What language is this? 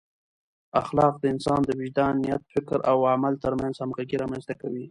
Pashto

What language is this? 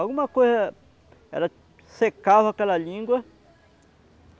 Portuguese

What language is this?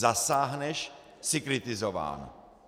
Czech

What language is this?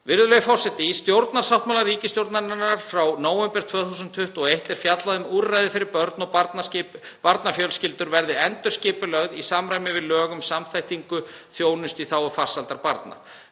Icelandic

